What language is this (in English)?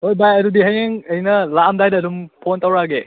Manipuri